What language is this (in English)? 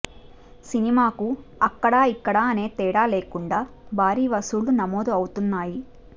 Telugu